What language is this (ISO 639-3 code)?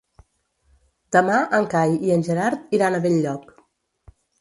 cat